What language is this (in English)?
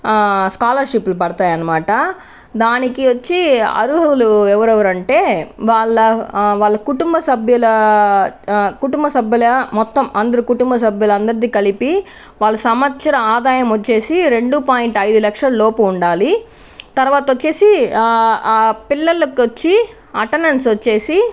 Telugu